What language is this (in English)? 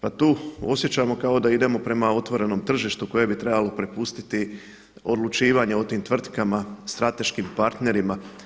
Croatian